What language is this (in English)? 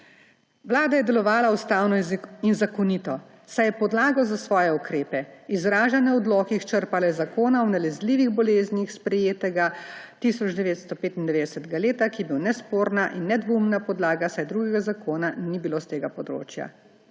Slovenian